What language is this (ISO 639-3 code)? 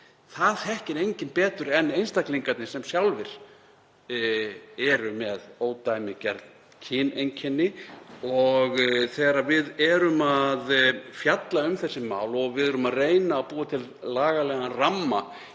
isl